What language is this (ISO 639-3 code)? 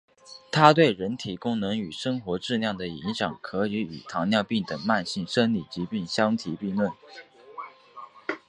zho